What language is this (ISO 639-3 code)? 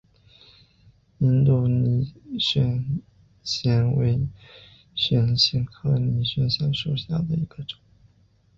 zho